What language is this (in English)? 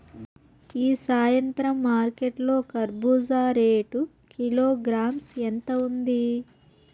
Telugu